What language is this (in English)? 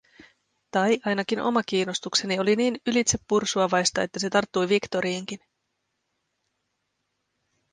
Finnish